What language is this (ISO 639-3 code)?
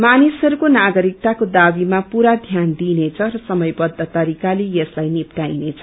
nep